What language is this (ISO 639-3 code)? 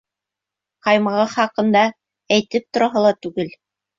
bak